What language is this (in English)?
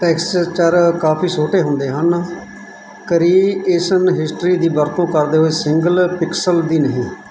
Punjabi